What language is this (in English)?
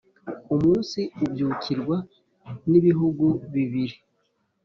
Kinyarwanda